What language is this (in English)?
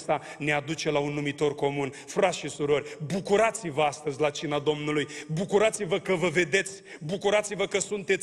Romanian